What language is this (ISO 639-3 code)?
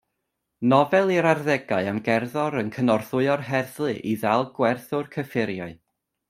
cym